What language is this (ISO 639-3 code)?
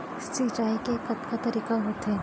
hne